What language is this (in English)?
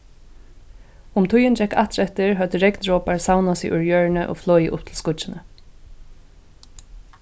Faroese